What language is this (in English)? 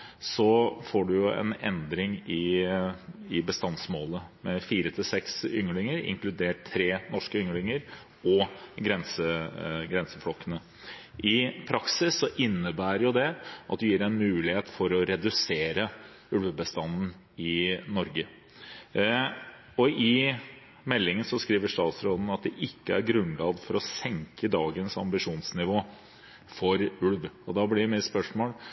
Norwegian Bokmål